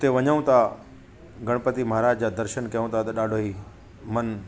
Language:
Sindhi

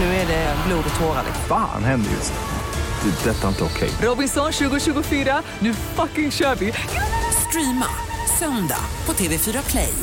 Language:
Swedish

